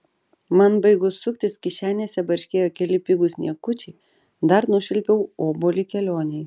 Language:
Lithuanian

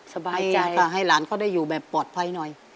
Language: Thai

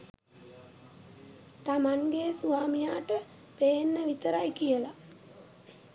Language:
Sinhala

